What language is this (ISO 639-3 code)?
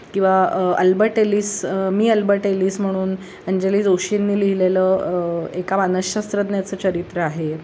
mar